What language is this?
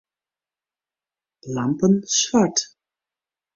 Western Frisian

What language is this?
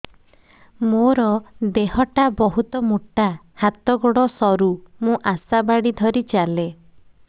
Odia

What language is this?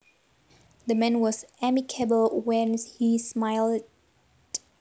Javanese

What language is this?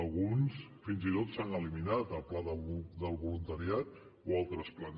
Catalan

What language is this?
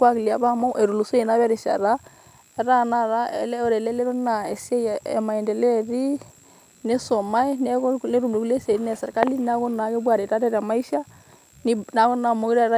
Masai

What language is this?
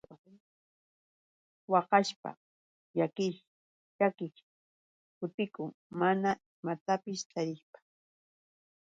Yauyos Quechua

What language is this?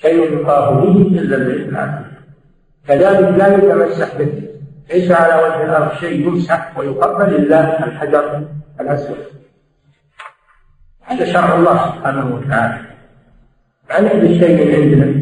Arabic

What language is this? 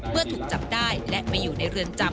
Thai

